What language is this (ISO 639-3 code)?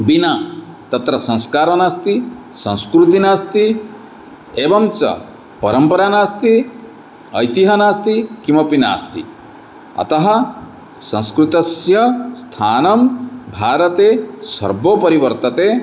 san